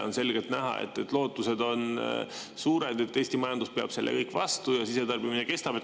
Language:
Estonian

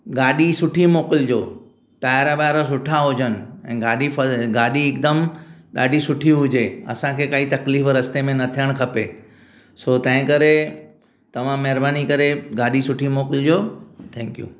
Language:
Sindhi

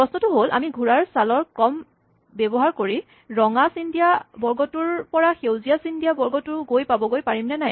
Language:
Assamese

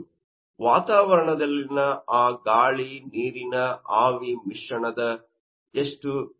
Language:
Kannada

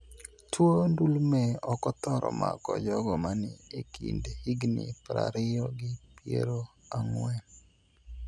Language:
Luo (Kenya and Tanzania)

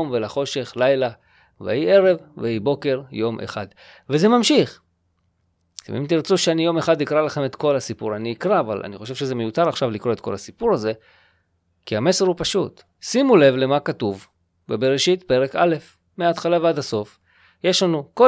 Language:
Hebrew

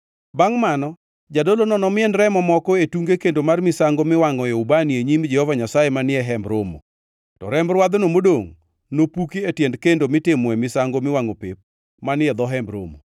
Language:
Luo (Kenya and Tanzania)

